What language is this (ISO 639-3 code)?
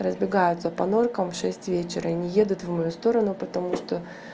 rus